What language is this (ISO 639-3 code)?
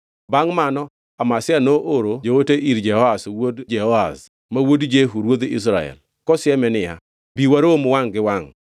luo